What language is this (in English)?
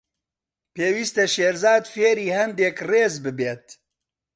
Central Kurdish